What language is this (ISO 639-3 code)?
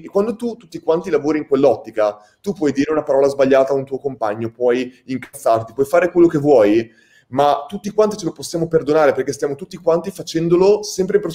ita